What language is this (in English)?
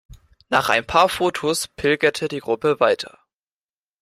German